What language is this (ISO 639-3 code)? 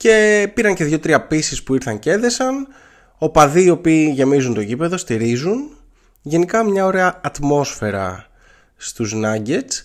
ell